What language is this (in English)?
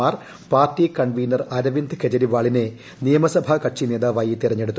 Malayalam